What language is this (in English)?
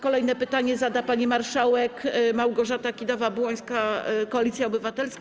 Polish